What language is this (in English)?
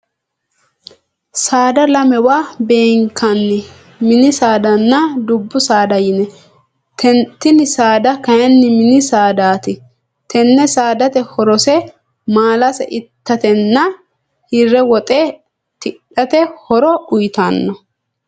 Sidamo